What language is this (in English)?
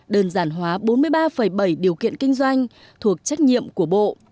Vietnamese